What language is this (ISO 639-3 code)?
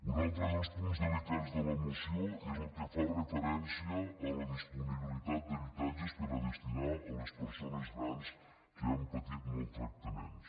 cat